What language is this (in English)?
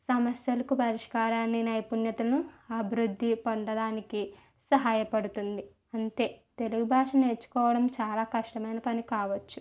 Telugu